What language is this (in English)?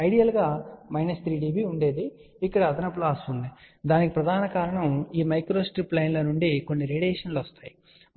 Telugu